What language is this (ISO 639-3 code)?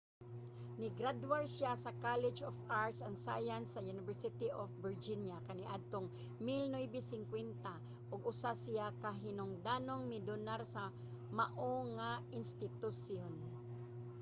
ceb